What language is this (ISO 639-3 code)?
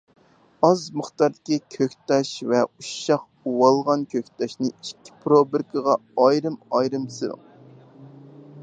uig